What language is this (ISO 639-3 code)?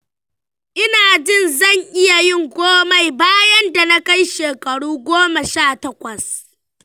hau